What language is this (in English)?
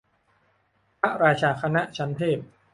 Thai